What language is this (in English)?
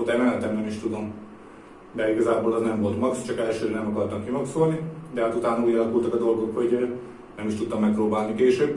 Hungarian